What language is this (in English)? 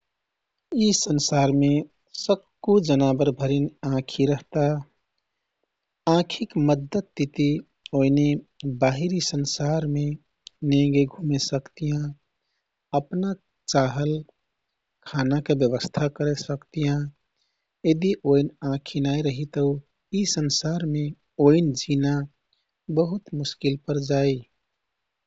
Kathoriya Tharu